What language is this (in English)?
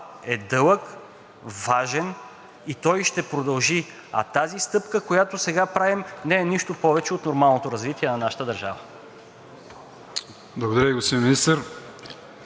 Bulgarian